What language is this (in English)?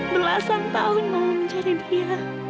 Indonesian